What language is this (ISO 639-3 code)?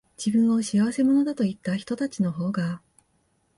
jpn